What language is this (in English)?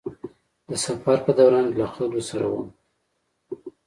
Pashto